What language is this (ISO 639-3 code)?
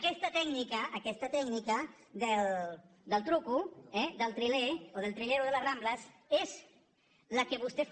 cat